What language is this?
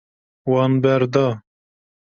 Kurdish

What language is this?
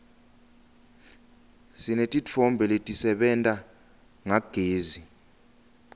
Swati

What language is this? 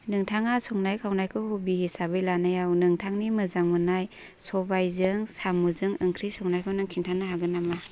Bodo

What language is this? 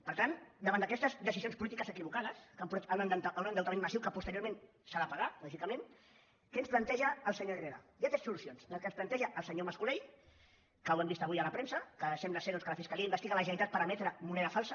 Catalan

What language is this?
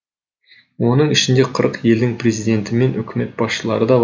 Kazakh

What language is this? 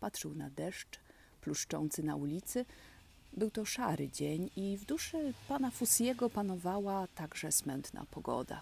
Polish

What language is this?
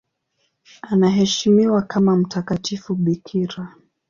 Swahili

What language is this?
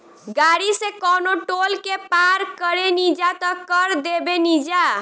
Bhojpuri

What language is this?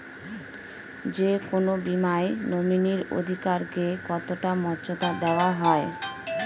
Bangla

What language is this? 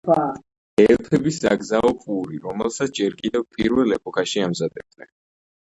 Georgian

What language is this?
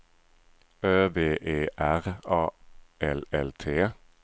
Swedish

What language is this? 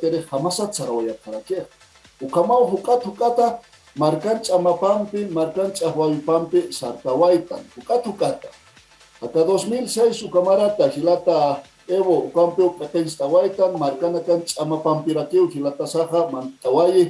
Spanish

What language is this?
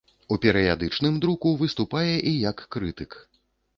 Belarusian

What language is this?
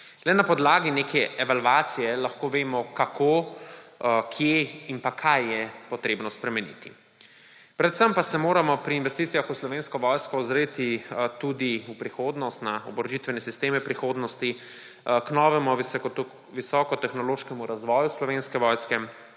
Slovenian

